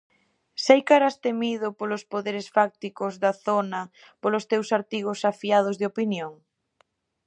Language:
Galician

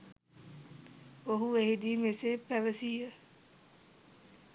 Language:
Sinhala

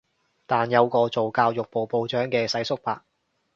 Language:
Cantonese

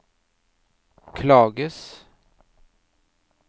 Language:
Norwegian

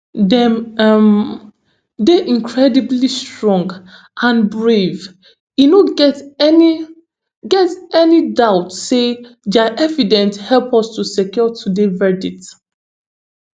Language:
Nigerian Pidgin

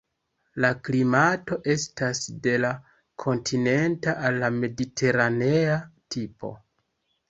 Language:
Esperanto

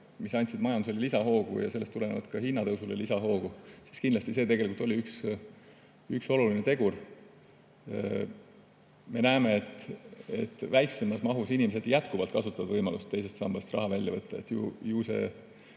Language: Estonian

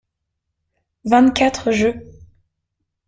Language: French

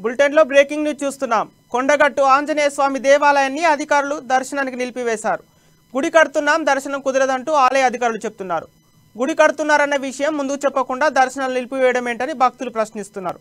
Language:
Telugu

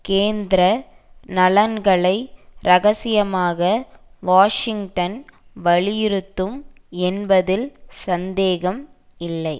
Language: Tamil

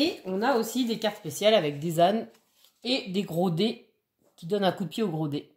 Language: French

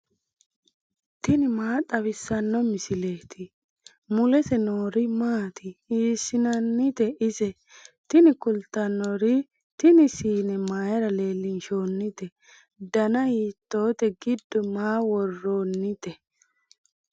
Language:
Sidamo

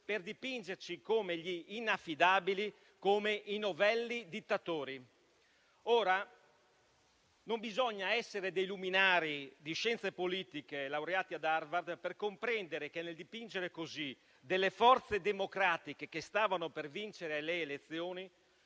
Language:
Italian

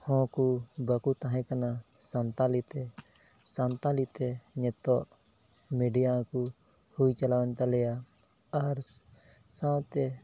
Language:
Santali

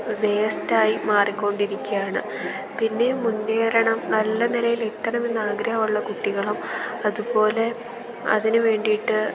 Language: Malayalam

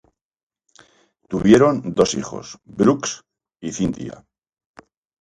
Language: Spanish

